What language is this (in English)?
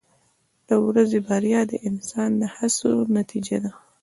Pashto